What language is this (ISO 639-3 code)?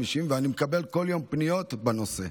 heb